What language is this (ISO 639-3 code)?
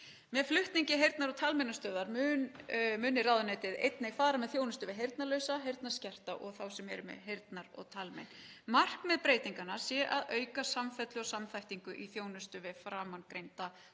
isl